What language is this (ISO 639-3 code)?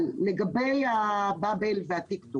heb